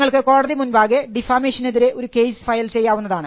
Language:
Malayalam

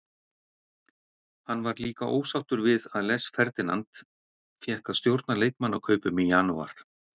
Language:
Icelandic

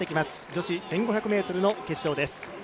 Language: Japanese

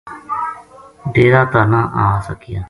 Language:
Gujari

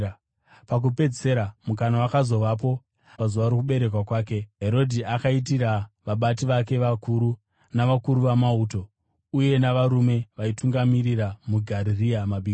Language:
Shona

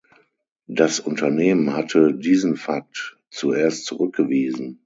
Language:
German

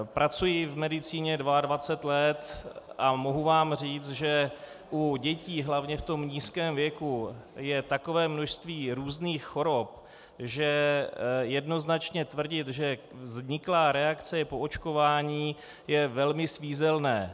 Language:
Czech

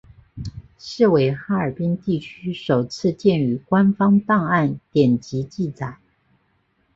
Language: Chinese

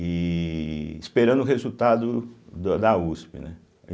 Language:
Portuguese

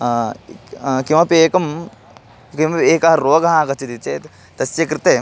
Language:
Sanskrit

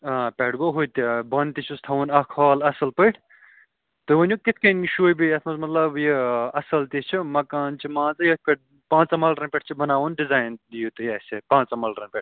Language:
Kashmiri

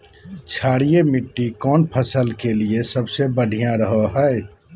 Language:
Magahi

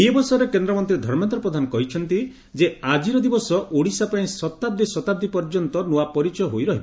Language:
Odia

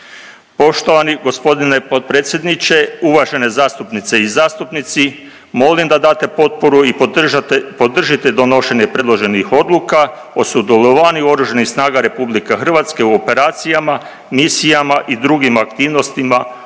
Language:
Croatian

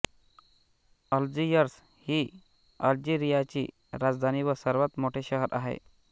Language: Marathi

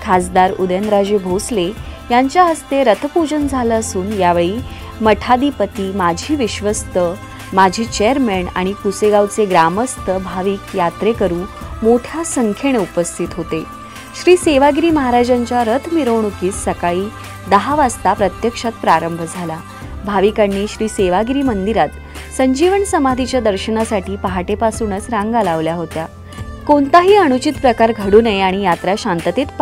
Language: Marathi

